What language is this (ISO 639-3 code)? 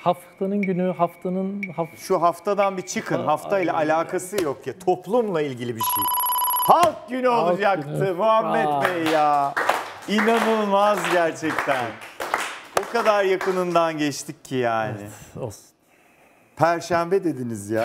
tur